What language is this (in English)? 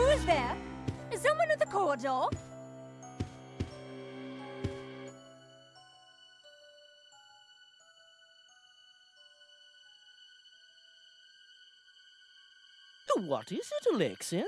German